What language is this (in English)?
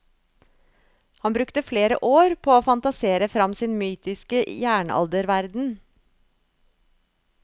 Norwegian